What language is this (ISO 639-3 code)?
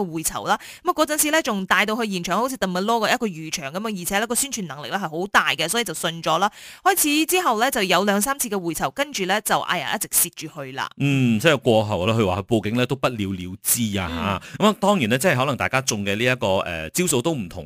zho